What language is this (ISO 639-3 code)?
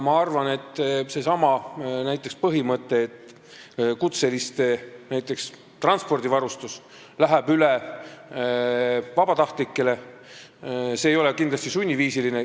est